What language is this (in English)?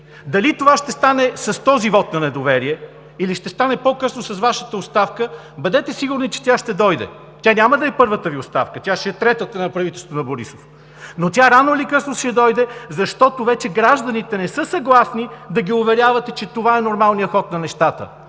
Bulgarian